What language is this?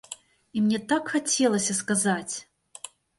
Belarusian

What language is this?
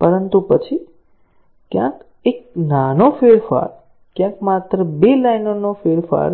Gujarati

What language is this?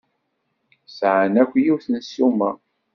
Kabyle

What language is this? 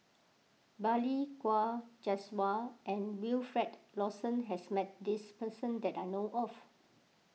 English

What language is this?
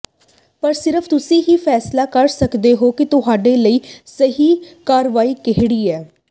Punjabi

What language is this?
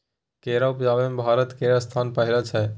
Maithili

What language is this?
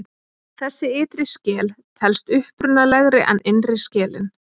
Icelandic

